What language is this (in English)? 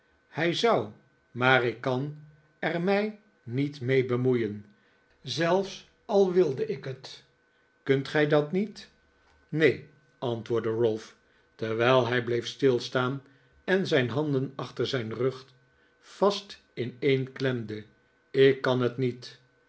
Dutch